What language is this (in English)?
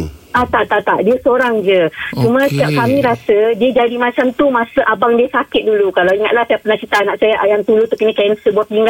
Malay